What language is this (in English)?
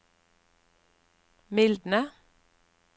Norwegian